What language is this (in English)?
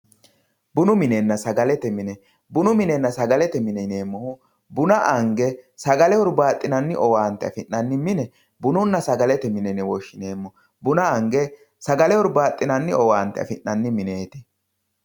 Sidamo